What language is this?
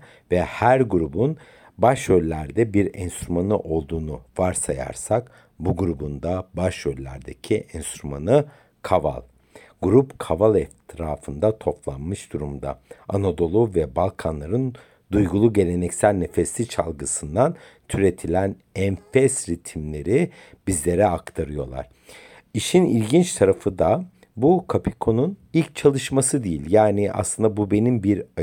Turkish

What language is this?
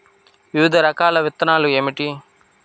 Telugu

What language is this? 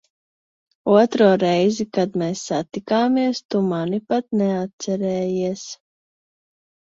Latvian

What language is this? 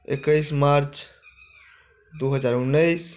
Maithili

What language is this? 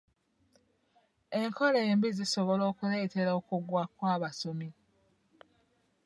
Ganda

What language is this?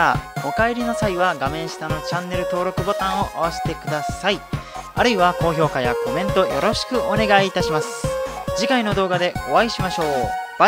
Japanese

